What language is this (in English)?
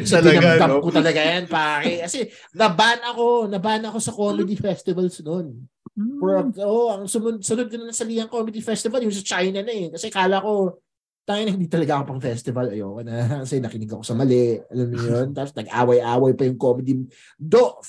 Filipino